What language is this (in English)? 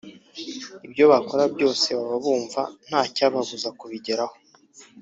Kinyarwanda